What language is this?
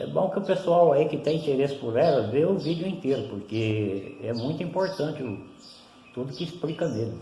Portuguese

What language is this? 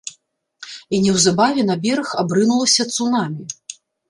Belarusian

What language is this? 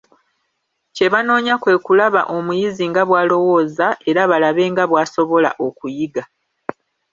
Ganda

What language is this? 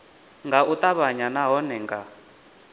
Venda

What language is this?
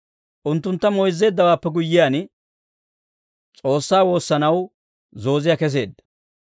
Dawro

